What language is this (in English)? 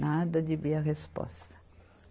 Portuguese